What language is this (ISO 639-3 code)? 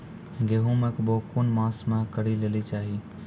mai